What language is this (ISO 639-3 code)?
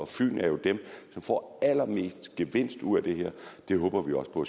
dan